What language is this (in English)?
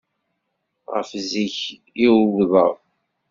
Kabyle